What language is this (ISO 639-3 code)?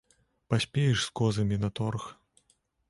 bel